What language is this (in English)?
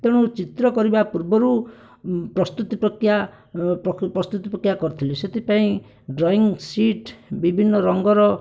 Odia